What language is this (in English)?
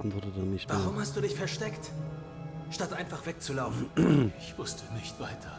German